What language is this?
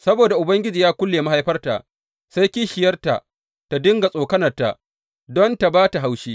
Hausa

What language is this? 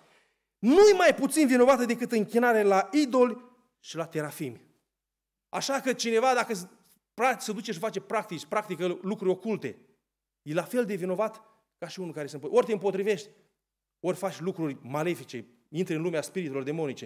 Romanian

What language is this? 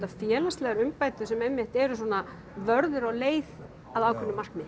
Icelandic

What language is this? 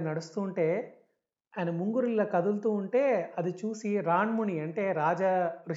Telugu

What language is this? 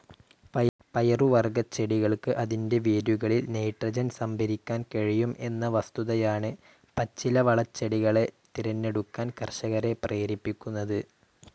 Malayalam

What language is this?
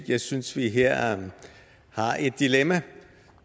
Danish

